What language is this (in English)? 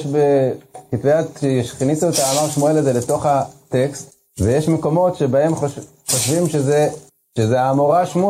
Hebrew